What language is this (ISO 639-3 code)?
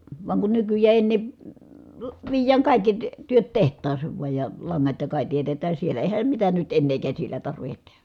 fin